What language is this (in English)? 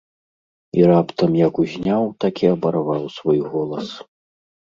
Belarusian